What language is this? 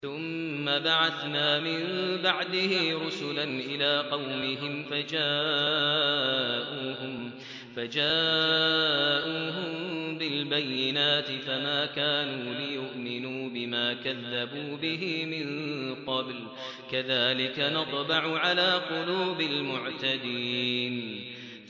Arabic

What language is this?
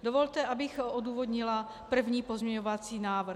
Czech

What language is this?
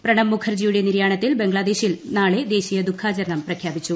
Malayalam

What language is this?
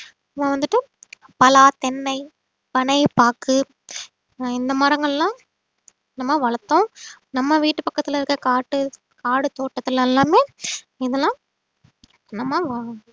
Tamil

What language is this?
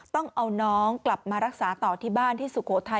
Thai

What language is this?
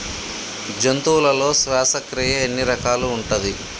Telugu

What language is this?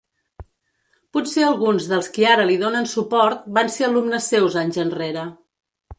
Catalan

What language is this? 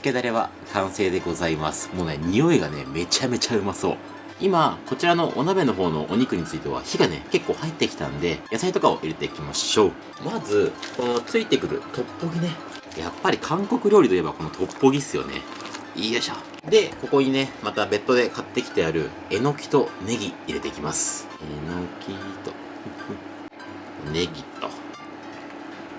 Japanese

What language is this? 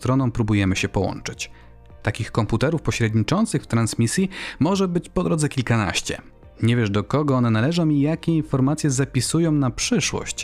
Polish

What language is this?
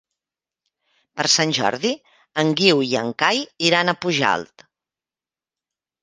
Catalan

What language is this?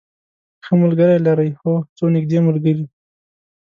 Pashto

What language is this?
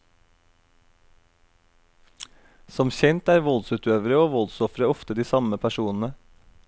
Norwegian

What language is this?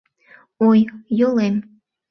Mari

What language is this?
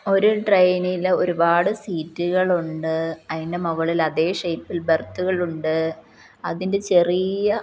Malayalam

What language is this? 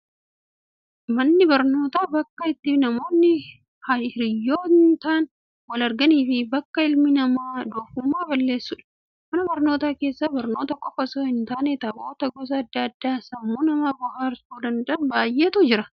Oromo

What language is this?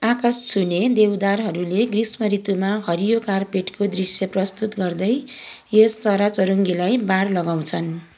Nepali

